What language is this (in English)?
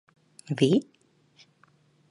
Latvian